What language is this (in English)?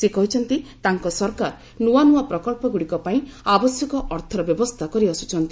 Odia